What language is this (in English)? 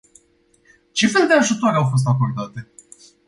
Romanian